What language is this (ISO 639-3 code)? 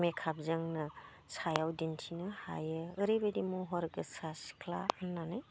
brx